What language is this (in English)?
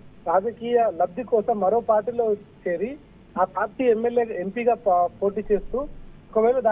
Telugu